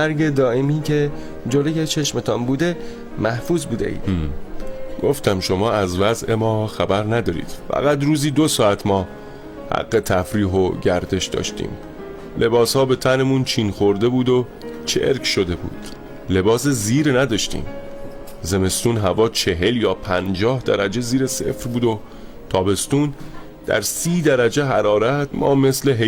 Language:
Persian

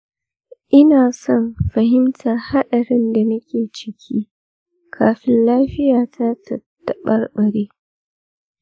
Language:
Hausa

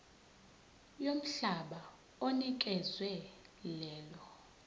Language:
Zulu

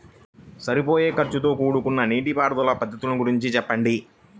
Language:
Telugu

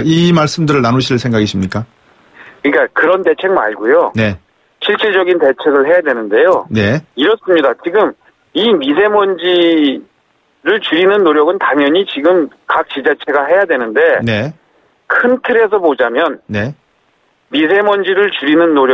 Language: Korean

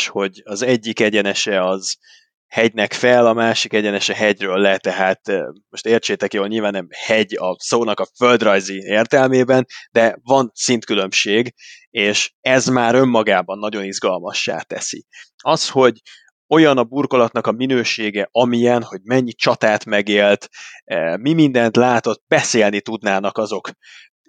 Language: Hungarian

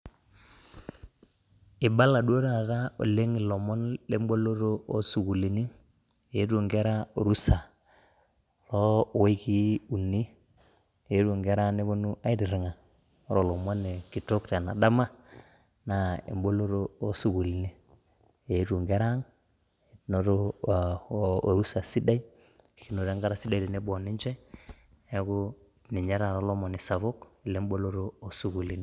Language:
Masai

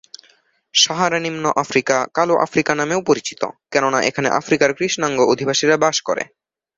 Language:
Bangla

